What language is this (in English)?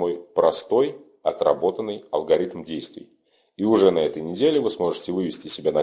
Russian